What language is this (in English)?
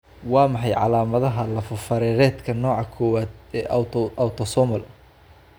Somali